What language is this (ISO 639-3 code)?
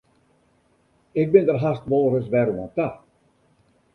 fry